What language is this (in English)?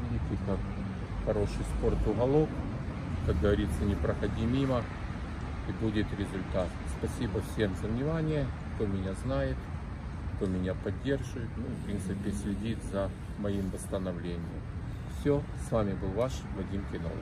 Russian